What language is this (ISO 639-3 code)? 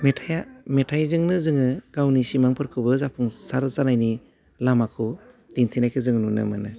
brx